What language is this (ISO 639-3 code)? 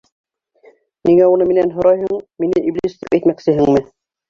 bak